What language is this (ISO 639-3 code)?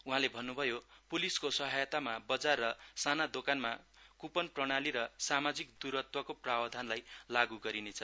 nep